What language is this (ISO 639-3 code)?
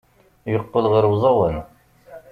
kab